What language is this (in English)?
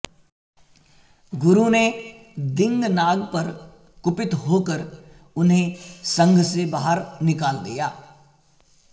Sanskrit